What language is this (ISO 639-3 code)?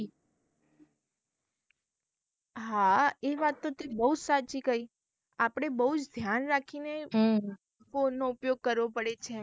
guj